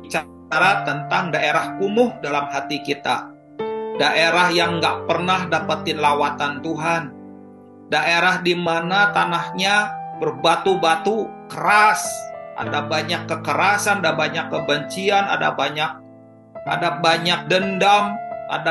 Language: Indonesian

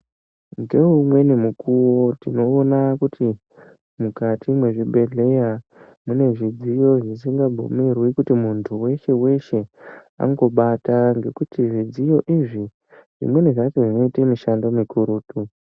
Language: Ndau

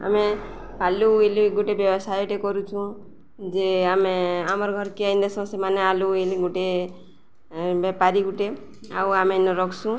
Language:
Odia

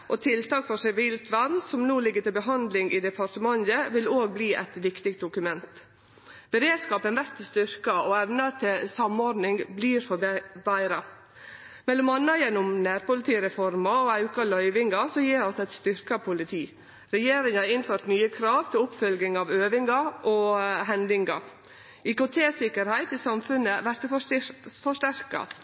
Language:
Norwegian Nynorsk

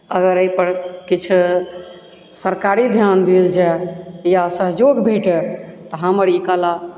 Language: Maithili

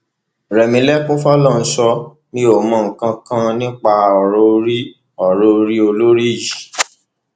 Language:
Yoruba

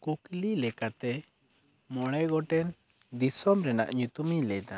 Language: Santali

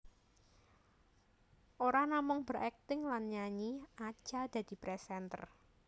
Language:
Javanese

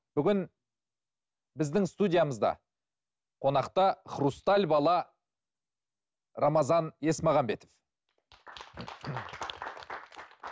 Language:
Kazakh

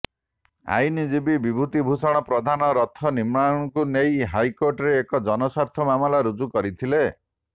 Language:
Odia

